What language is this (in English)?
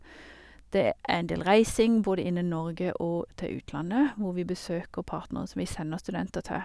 Norwegian